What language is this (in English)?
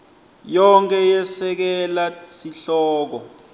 Swati